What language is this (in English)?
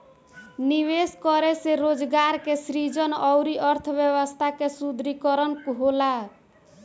Bhojpuri